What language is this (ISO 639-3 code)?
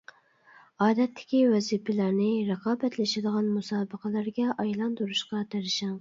uig